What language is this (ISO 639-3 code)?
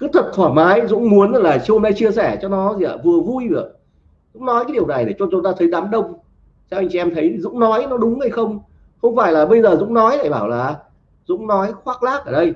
vie